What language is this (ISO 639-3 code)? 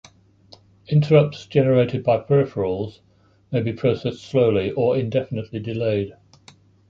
eng